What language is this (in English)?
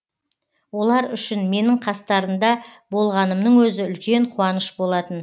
Kazakh